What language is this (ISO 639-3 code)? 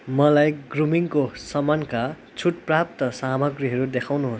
nep